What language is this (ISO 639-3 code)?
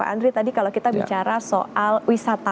ind